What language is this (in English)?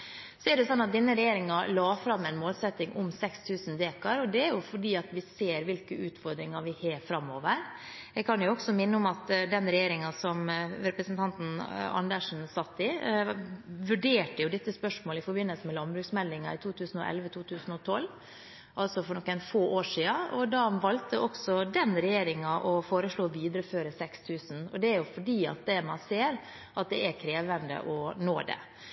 Norwegian Bokmål